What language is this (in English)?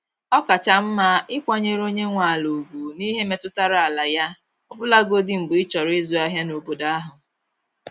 Igbo